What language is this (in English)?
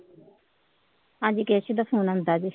Punjabi